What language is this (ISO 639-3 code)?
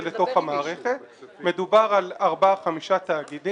heb